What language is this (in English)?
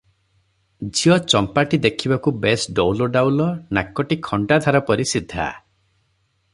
Odia